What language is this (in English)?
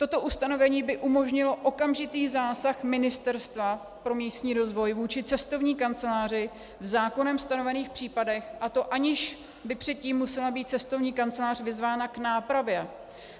Czech